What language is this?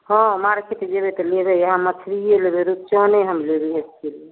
Maithili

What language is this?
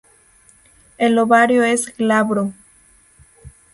Spanish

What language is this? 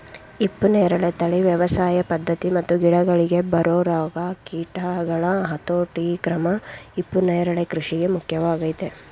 Kannada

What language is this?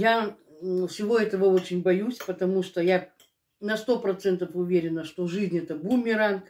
Russian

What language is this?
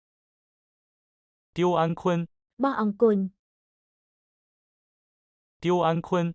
Chinese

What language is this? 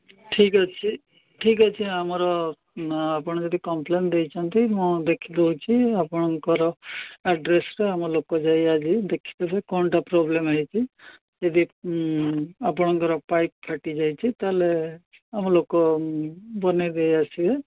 Odia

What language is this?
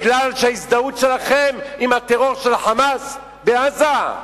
Hebrew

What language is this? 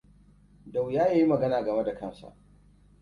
Hausa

